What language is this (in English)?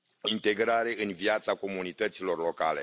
Romanian